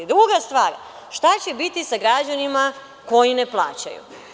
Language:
Serbian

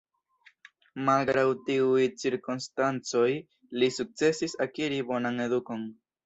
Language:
Esperanto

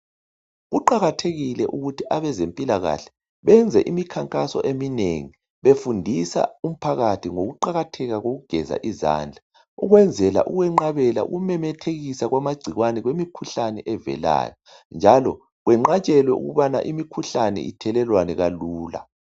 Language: North Ndebele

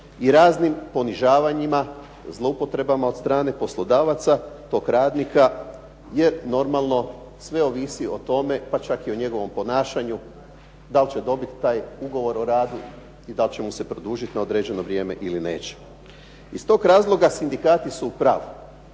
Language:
Croatian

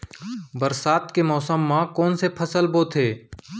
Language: Chhattisgarhi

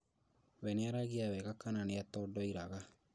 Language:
Kikuyu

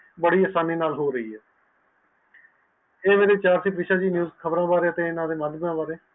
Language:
Punjabi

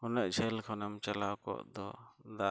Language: Santali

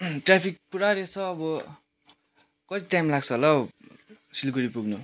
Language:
Nepali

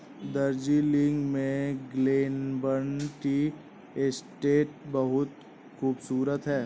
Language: Hindi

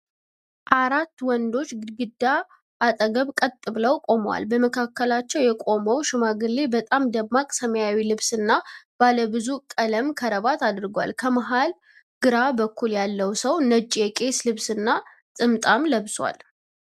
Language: Amharic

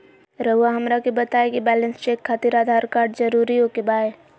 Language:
Magahi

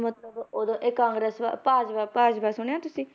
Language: Punjabi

